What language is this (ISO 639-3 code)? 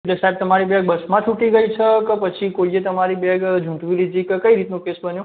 guj